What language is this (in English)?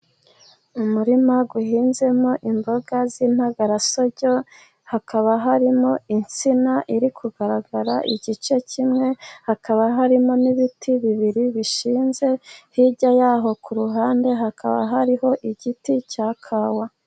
Kinyarwanda